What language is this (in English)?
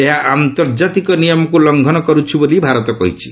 Odia